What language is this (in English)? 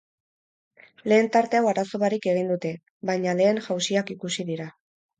Basque